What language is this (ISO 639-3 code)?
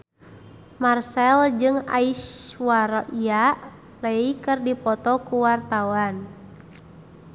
sun